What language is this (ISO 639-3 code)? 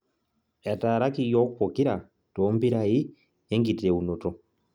mas